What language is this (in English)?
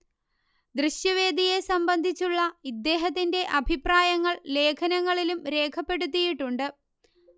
Malayalam